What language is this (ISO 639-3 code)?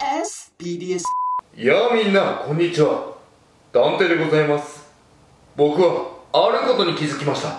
jpn